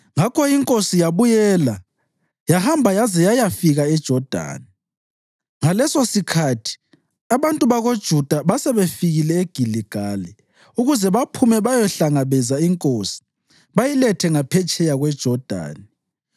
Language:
North Ndebele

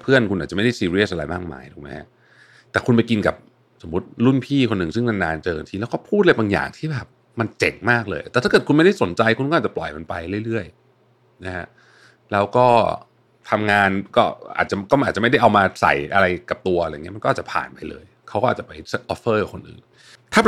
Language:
Thai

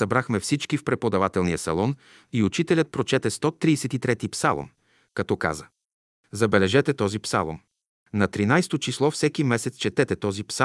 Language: Bulgarian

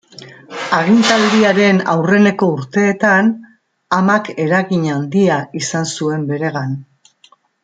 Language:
Basque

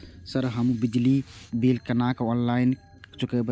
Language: Maithili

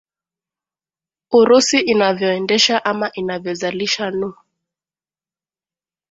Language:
Swahili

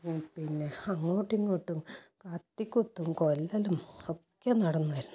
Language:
Malayalam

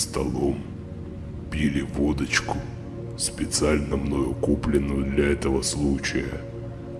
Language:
Russian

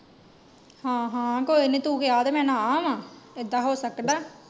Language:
Punjabi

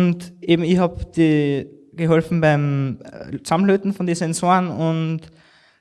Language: German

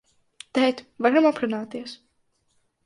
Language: Latvian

